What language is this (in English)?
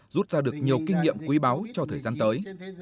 Vietnamese